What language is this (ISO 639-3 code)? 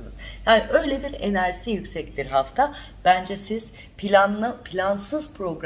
tur